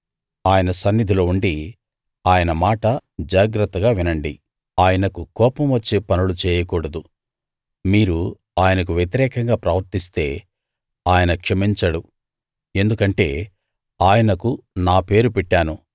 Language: Telugu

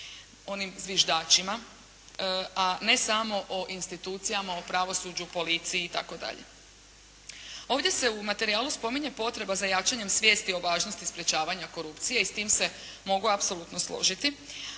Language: Croatian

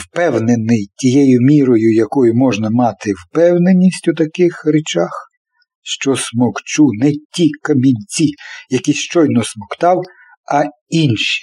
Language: Ukrainian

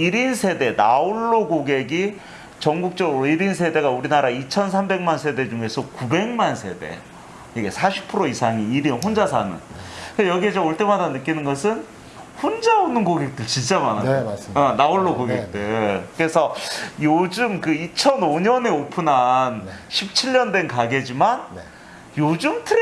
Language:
Korean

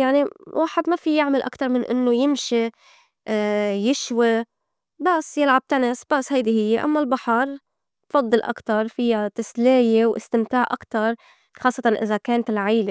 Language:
North Levantine Arabic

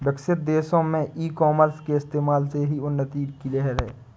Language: Hindi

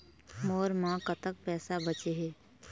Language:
Chhattisgarhi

